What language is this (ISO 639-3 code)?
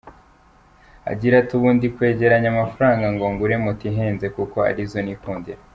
kin